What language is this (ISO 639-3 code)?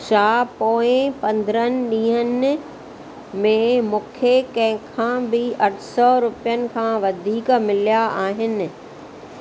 snd